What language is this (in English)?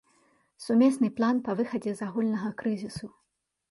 Belarusian